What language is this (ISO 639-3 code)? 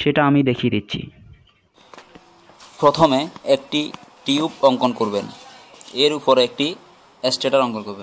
hin